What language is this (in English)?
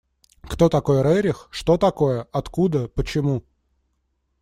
Russian